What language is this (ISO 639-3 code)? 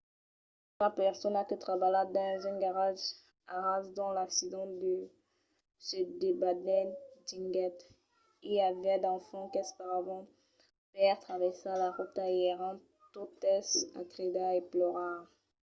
oci